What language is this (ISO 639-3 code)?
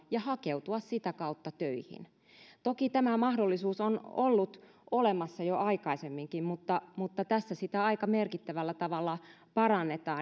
fin